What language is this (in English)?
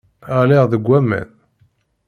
Kabyle